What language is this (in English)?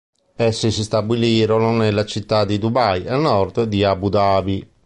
Italian